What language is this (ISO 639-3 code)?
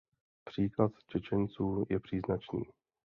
ces